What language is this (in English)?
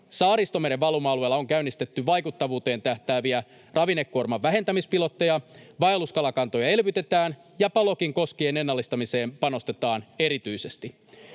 Finnish